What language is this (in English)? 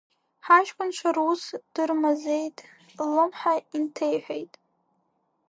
Abkhazian